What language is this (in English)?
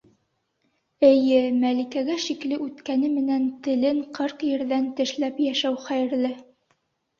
Bashkir